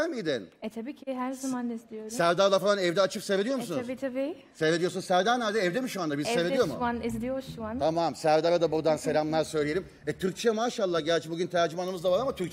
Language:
Turkish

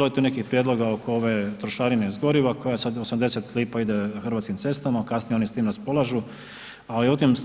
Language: Croatian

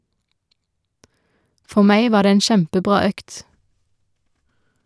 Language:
Norwegian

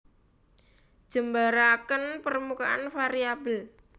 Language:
Javanese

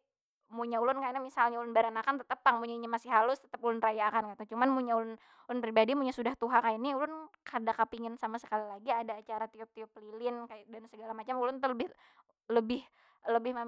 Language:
Banjar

